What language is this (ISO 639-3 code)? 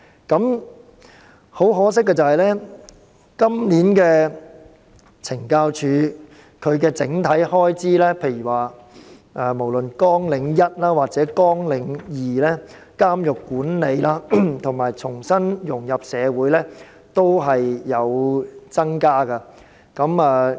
yue